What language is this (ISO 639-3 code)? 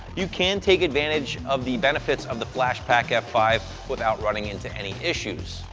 eng